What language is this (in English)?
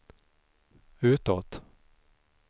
Swedish